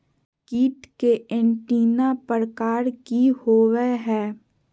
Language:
Magahi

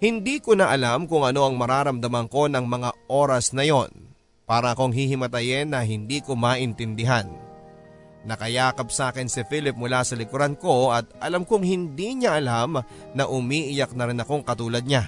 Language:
Filipino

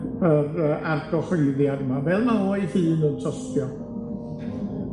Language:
Welsh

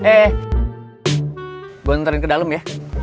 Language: Indonesian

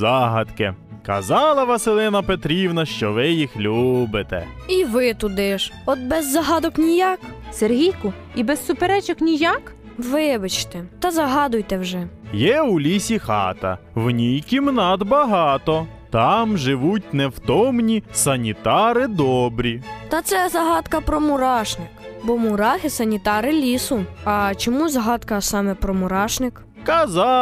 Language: Ukrainian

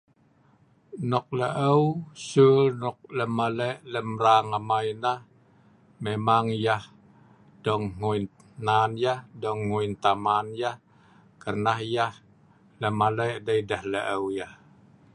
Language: Sa'ban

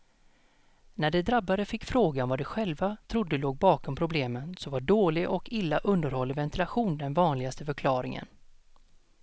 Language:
Swedish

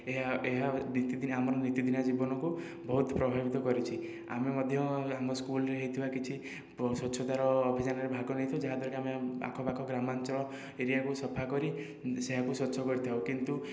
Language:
Odia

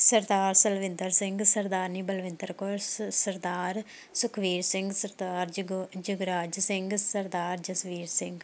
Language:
Punjabi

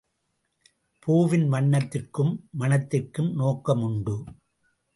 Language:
Tamil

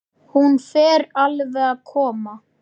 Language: Icelandic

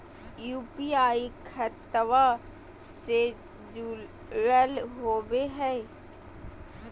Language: Magahi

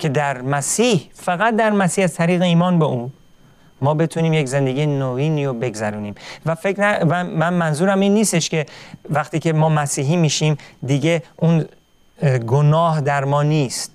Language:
Persian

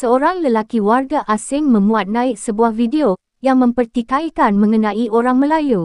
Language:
Malay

